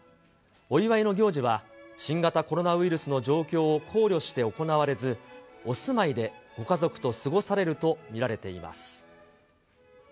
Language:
Japanese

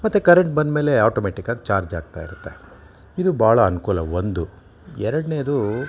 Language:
Kannada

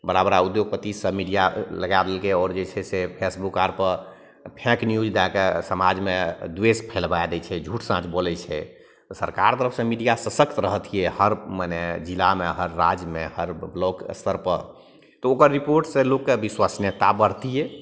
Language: Maithili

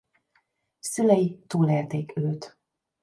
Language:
Hungarian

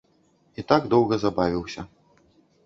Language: Belarusian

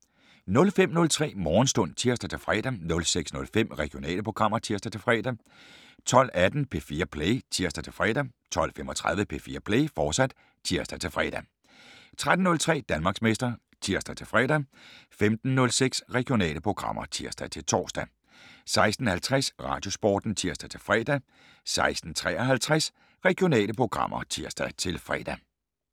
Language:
Danish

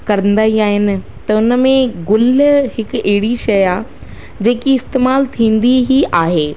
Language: Sindhi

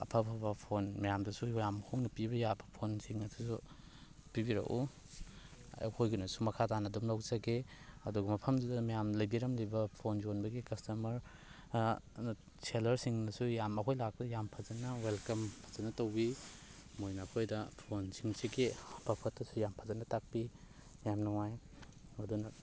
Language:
Manipuri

